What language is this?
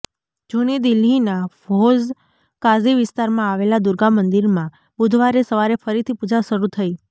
Gujarati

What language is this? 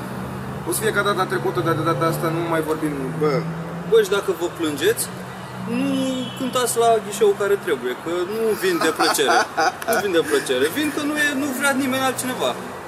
Romanian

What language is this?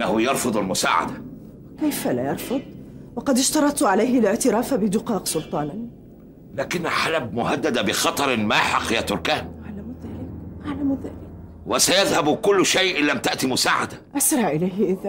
Arabic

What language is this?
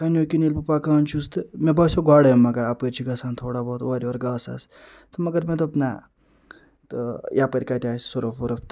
Kashmiri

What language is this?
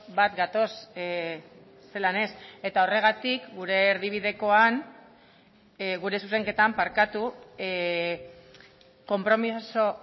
Basque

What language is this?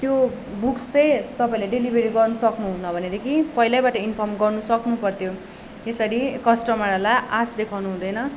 Nepali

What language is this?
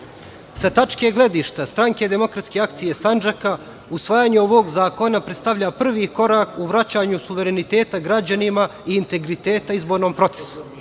Serbian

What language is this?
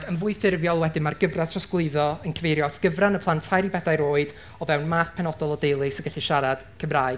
Welsh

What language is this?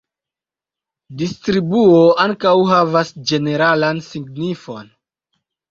Esperanto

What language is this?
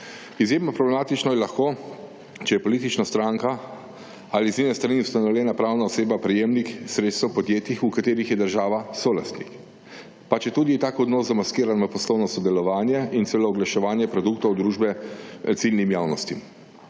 Slovenian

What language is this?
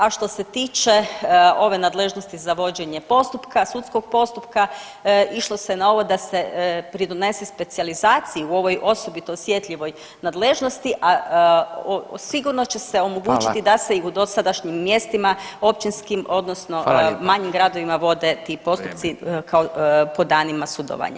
Croatian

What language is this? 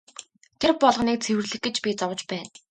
Mongolian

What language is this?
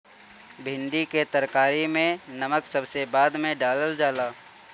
Bhojpuri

